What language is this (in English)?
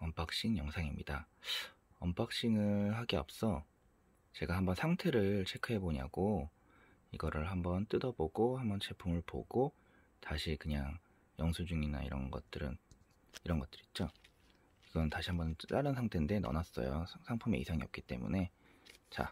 Korean